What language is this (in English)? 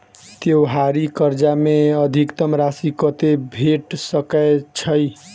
Maithili